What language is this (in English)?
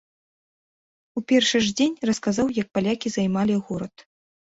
Belarusian